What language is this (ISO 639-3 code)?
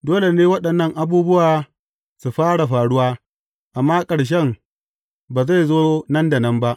hau